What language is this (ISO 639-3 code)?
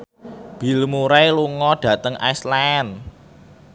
jav